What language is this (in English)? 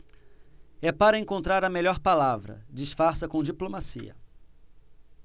Portuguese